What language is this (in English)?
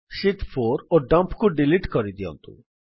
Odia